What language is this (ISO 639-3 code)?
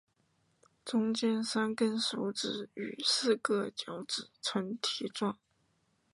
zho